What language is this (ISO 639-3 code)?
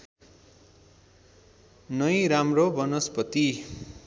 nep